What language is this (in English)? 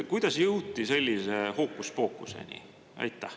Estonian